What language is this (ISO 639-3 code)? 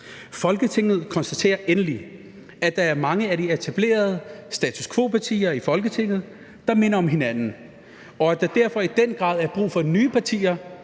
dan